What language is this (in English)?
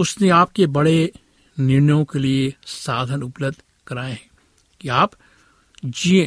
Hindi